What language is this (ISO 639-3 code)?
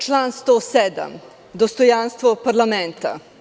srp